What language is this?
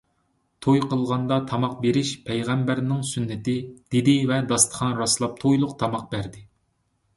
Uyghur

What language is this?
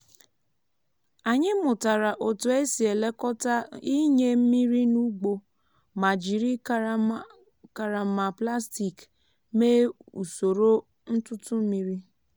Igbo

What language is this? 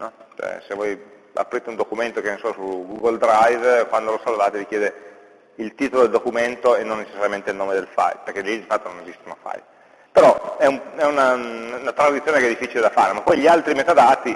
Italian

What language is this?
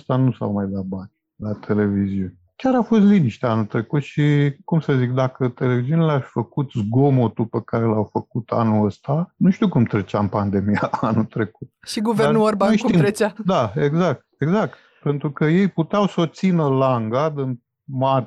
Romanian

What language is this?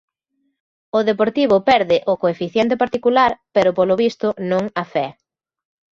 Galician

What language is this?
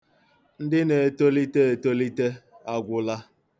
Igbo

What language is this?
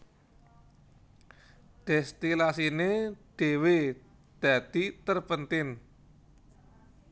Javanese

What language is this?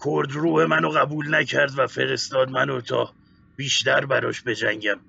Persian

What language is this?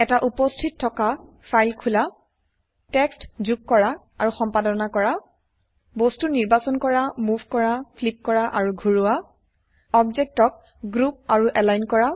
Assamese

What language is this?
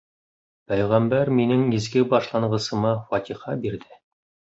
Bashkir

